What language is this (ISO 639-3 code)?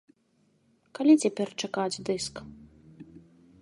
bel